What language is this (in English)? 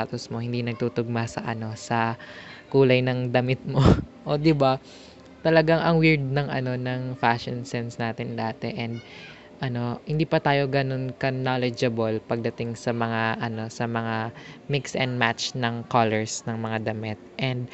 Filipino